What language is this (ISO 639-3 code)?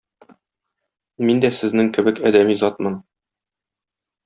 tat